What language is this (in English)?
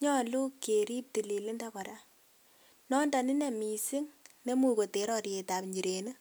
Kalenjin